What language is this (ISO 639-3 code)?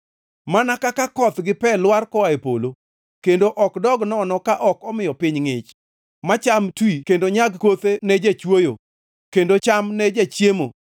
luo